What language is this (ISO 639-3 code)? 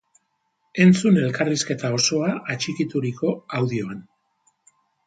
eus